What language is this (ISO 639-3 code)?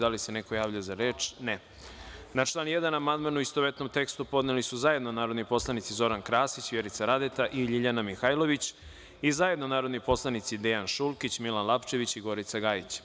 srp